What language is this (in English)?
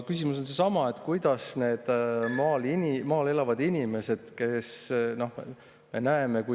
Estonian